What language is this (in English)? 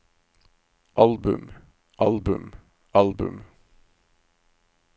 Norwegian